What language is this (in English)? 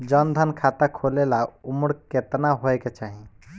Bhojpuri